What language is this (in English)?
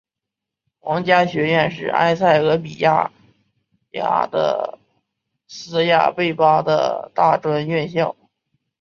Chinese